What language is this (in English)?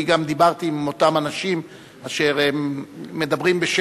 Hebrew